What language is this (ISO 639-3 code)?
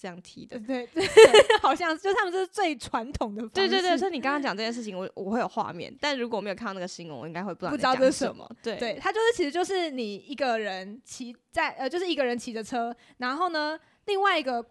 zho